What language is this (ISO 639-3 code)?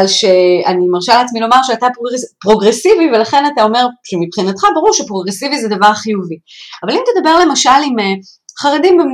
heb